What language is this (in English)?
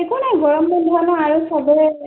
Assamese